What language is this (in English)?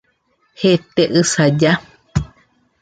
Guarani